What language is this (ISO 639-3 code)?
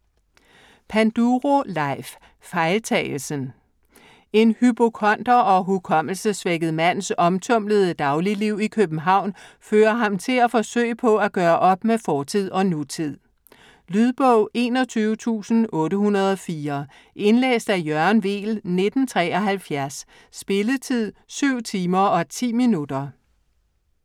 dan